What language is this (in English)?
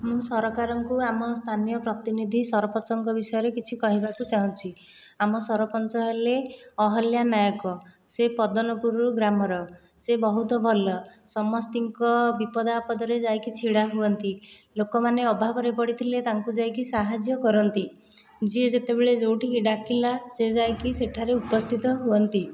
Odia